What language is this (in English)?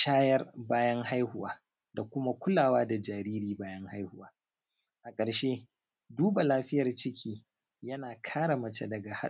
Hausa